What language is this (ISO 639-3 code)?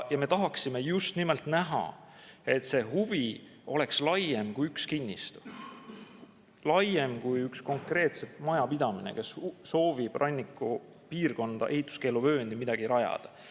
est